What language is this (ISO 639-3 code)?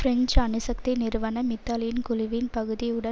tam